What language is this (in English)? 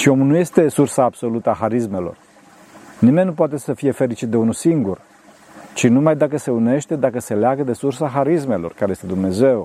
Romanian